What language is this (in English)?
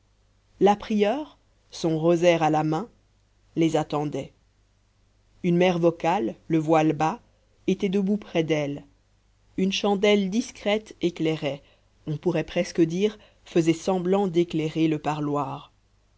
French